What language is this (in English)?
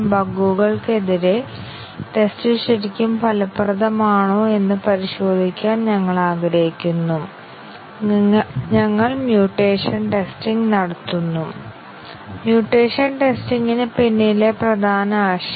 Malayalam